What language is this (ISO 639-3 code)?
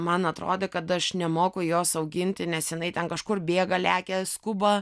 lit